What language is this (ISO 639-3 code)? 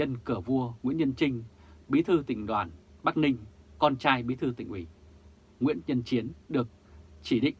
vie